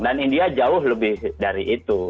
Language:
Indonesian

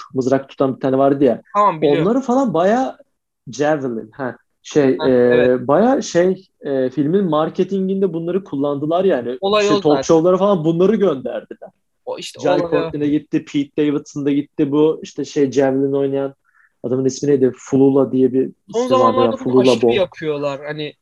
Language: Turkish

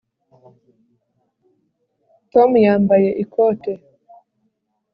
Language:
Kinyarwanda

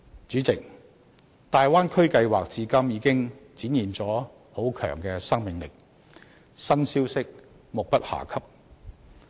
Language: Cantonese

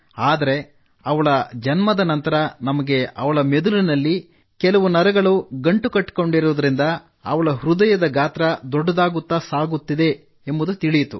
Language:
Kannada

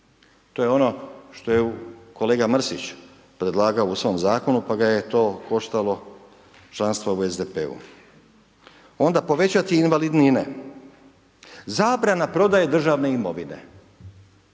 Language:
Croatian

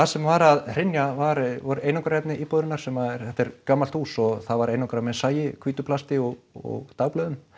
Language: Icelandic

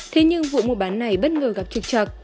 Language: Vietnamese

